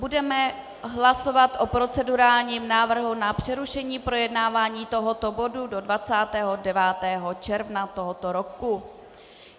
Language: Czech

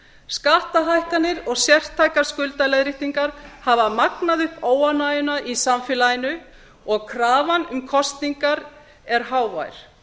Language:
Icelandic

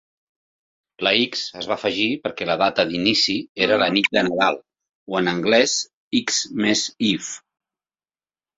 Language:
Catalan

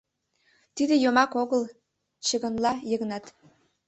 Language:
Mari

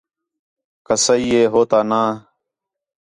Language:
Khetrani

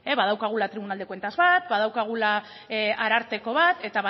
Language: Basque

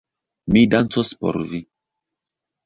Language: Esperanto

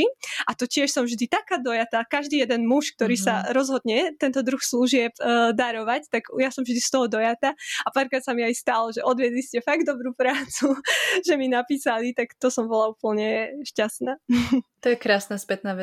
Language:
Slovak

